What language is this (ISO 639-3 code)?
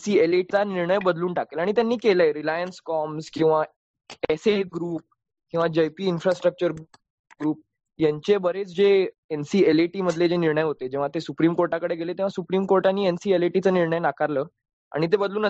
mar